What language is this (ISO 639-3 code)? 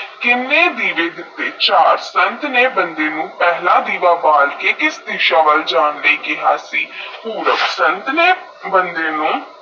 pan